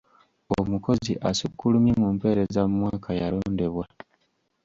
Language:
Ganda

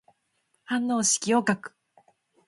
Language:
Japanese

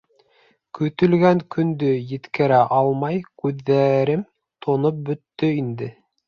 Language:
Bashkir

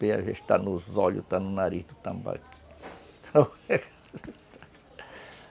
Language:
Portuguese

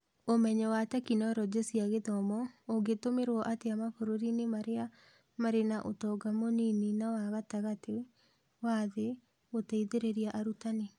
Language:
Kikuyu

